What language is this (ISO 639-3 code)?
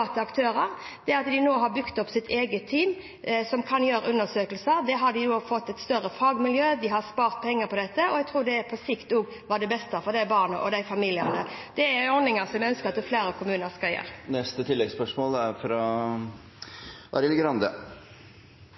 nor